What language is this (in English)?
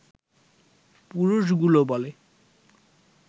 Bangla